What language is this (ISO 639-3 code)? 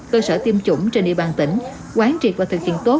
vie